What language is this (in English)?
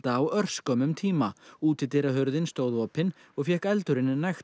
Icelandic